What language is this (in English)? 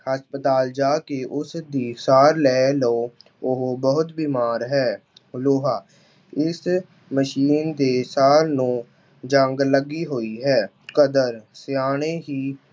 Punjabi